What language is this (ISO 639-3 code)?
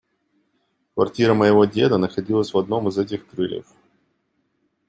rus